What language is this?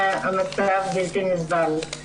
Hebrew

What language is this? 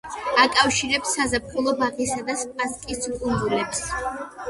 Georgian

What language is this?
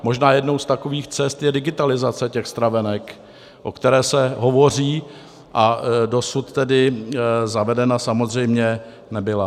Czech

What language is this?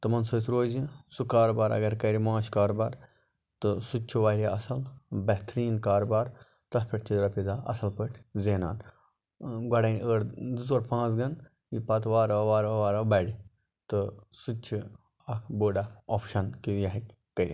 Kashmiri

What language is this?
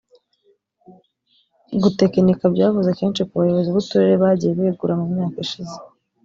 Kinyarwanda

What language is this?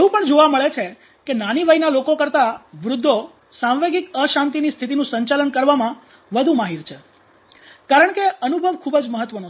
Gujarati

